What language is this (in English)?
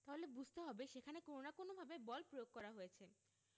Bangla